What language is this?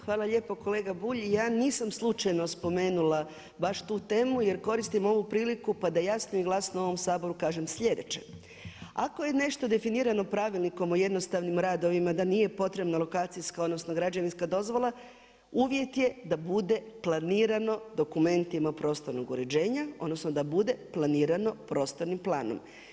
Croatian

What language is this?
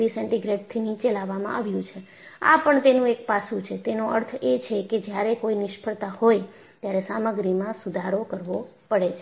Gujarati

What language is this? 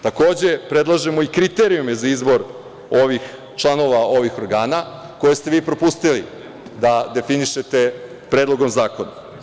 Serbian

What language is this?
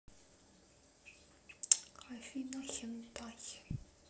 Russian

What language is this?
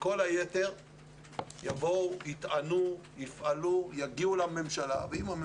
Hebrew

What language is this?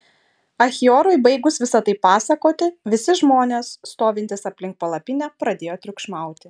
Lithuanian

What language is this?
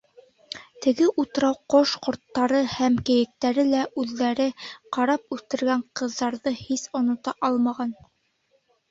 Bashkir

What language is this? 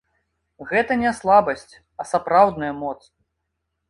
Belarusian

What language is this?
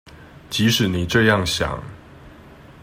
Chinese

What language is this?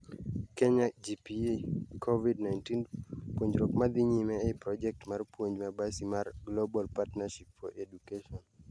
Luo (Kenya and Tanzania)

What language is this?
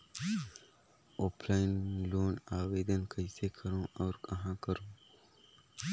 Chhattisgarhi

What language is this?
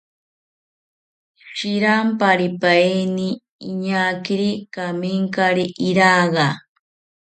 South Ucayali Ashéninka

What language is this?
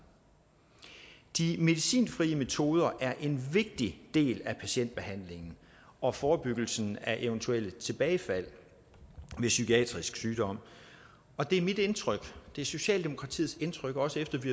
Danish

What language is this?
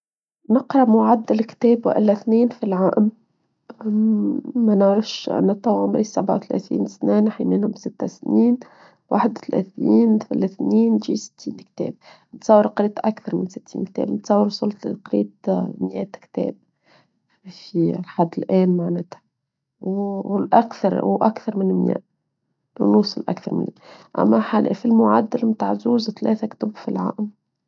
Tunisian Arabic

